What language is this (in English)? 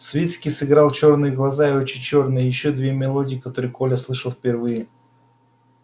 Russian